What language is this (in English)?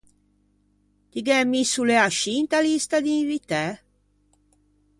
Ligurian